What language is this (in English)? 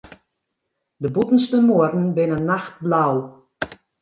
Western Frisian